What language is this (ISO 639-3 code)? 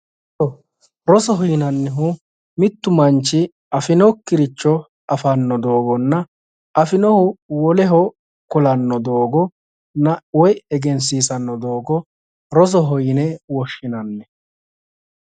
sid